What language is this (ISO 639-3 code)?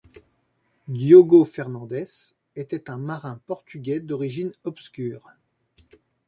fra